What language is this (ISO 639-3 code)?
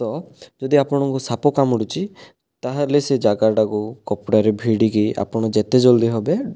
ori